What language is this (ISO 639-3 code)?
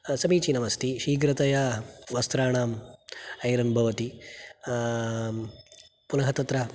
san